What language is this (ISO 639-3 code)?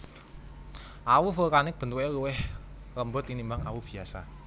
jav